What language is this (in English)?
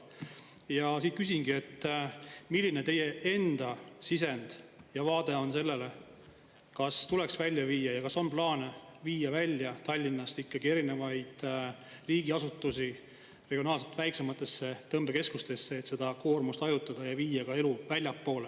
Estonian